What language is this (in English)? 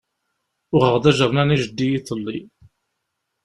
Kabyle